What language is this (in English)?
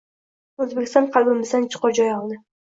Uzbek